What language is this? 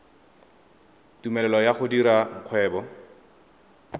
Tswana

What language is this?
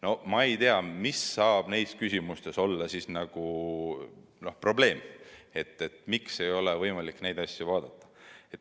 Estonian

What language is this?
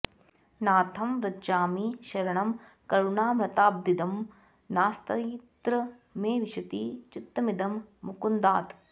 Sanskrit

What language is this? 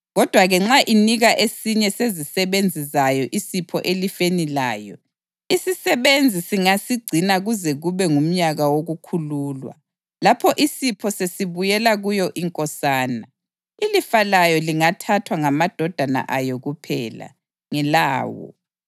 North Ndebele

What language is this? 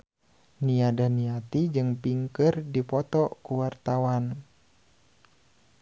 Sundanese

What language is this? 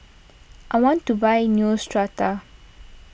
English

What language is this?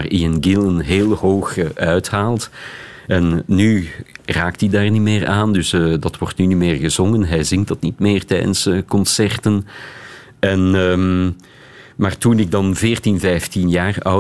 Dutch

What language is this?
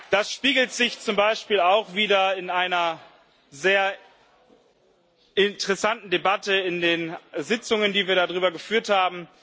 German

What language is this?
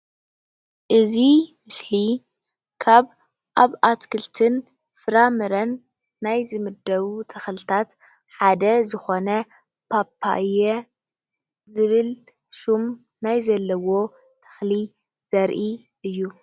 Tigrinya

